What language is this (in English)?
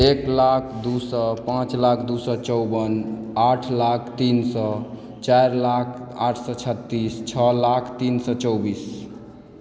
Maithili